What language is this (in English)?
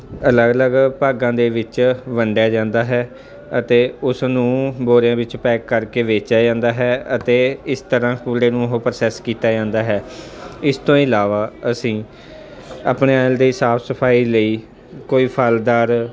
Punjabi